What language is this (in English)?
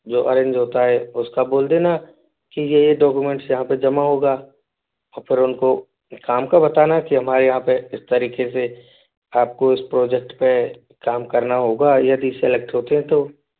Hindi